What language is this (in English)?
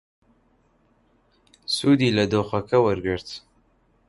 Central Kurdish